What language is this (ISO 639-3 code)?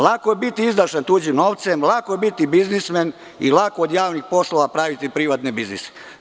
srp